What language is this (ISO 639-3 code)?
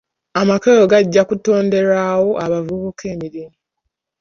lug